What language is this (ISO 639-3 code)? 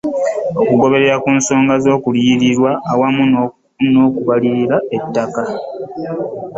lug